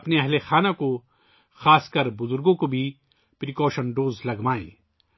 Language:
Urdu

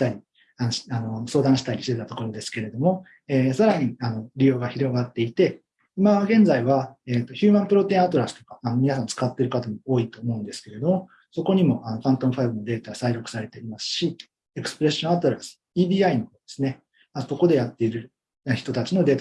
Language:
Japanese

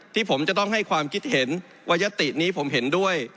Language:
Thai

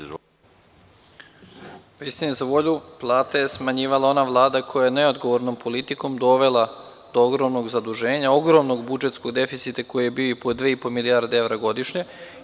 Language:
Serbian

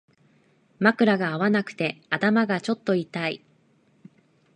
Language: Japanese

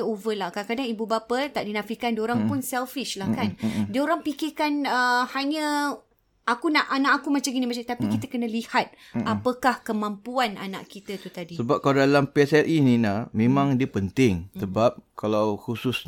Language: Malay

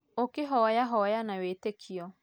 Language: Kikuyu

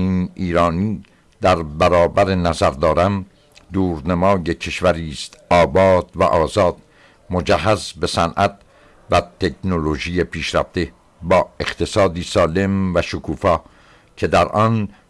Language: Persian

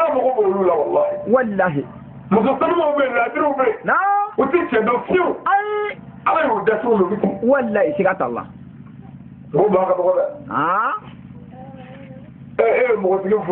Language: French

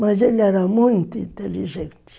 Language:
Portuguese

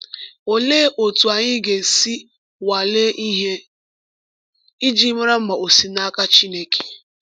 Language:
Igbo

